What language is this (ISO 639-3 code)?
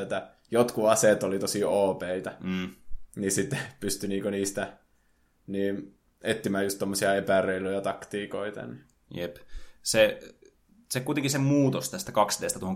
fin